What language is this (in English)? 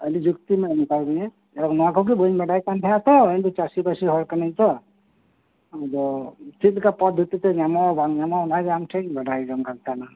Santali